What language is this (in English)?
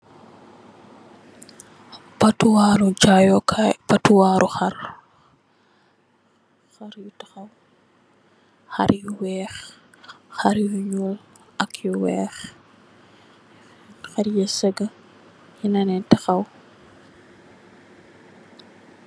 Wolof